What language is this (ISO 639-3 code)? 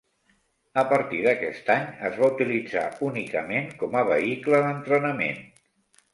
cat